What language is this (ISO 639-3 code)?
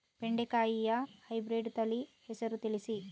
kan